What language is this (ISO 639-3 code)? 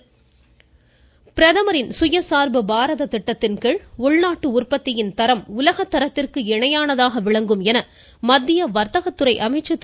tam